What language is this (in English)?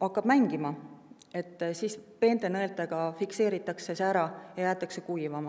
Finnish